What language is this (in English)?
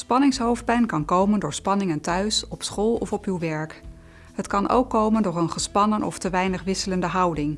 Dutch